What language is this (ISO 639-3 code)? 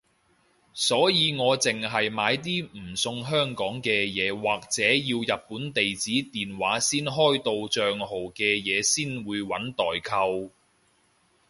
yue